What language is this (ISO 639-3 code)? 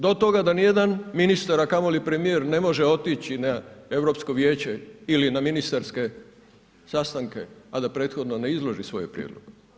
hrv